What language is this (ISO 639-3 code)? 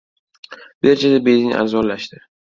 uzb